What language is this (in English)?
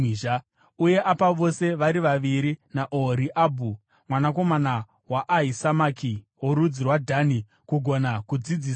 Shona